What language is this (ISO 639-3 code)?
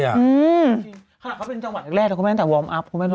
tha